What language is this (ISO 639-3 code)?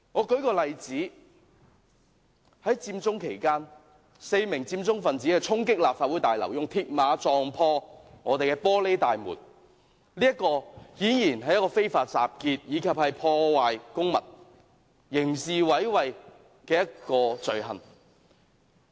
yue